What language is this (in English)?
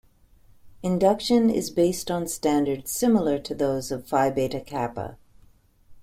English